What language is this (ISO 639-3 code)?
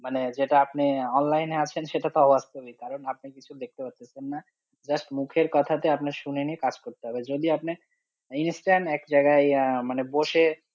ben